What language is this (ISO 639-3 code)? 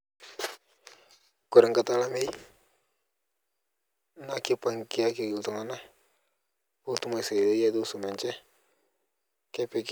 mas